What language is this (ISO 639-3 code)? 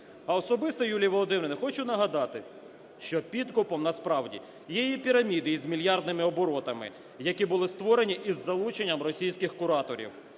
ukr